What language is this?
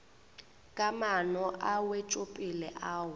Northern Sotho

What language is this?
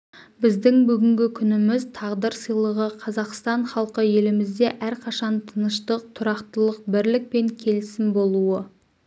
Kazakh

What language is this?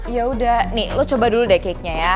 Indonesian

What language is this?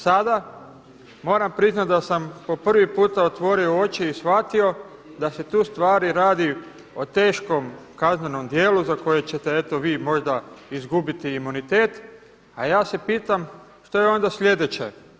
Croatian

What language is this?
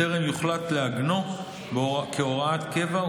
Hebrew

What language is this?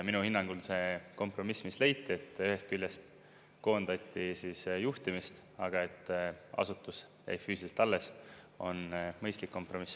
Estonian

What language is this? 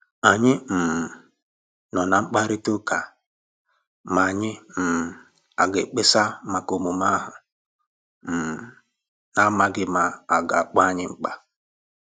Igbo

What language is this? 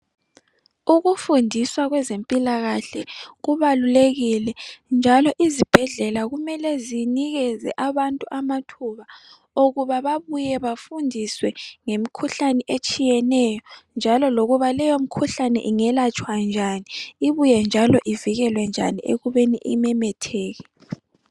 North Ndebele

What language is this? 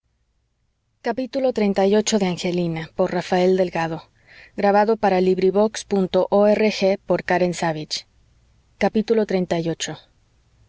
Spanish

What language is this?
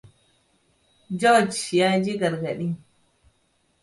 Hausa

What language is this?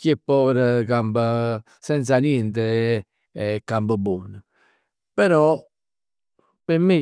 Neapolitan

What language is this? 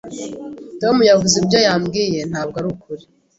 Kinyarwanda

